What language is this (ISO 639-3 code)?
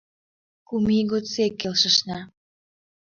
chm